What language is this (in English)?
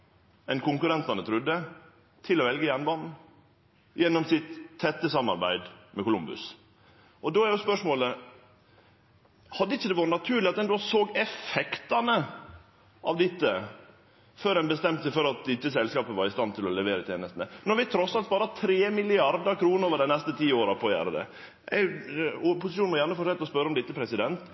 Norwegian Nynorsk